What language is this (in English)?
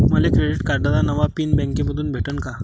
Marathi